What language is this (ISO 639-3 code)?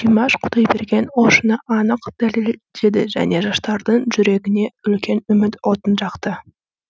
kaz